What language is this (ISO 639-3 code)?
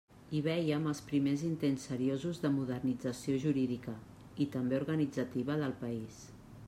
cat